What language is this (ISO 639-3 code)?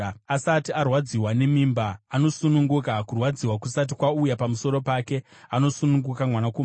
sna